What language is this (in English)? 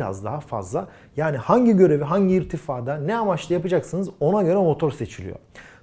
Turkish